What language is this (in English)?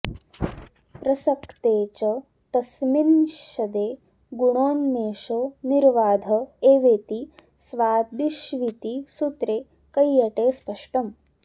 Sanskrit